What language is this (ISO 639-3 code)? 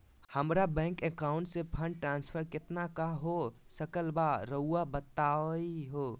mag